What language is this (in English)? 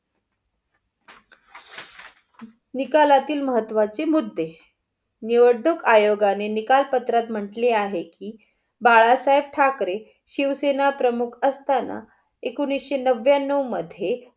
Marathi